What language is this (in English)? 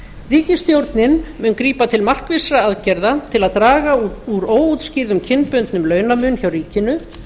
Icelandic